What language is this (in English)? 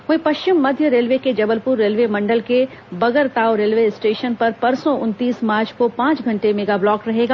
Hindi